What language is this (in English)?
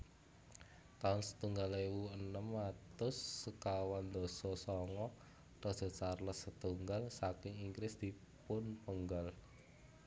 Javanese